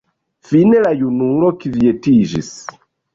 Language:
Esperanto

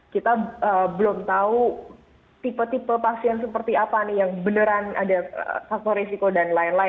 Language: Indonesian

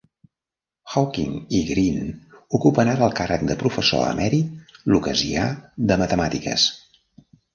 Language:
Catalan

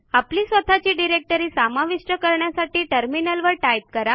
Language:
Marathi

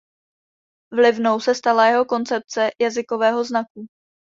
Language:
Czech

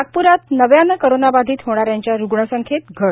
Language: Marathi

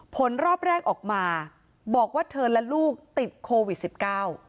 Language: Thai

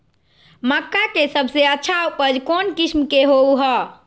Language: Magahi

